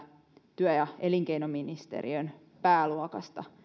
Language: Finnish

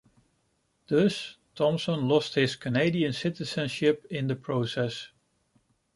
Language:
English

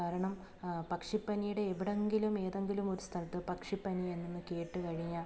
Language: Malayalam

